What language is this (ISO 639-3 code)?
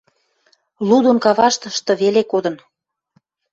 mrj